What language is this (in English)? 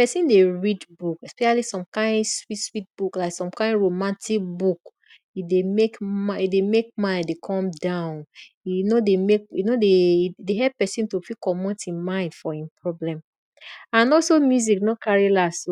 Nigerian Pidgin